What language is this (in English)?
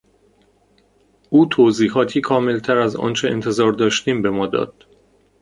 Persian